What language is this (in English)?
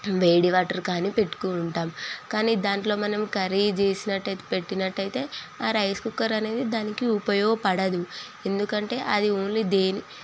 Telugu